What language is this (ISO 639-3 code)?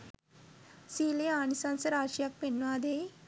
sin